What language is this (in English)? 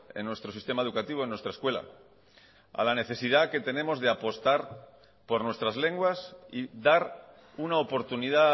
Spanish